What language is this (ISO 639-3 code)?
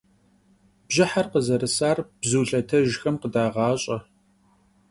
kbd